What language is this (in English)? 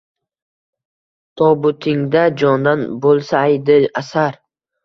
Uzbek